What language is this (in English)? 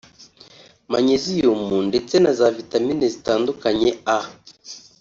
Kinyarwanda